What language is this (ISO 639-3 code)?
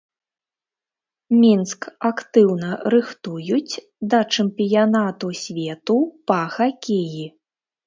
bel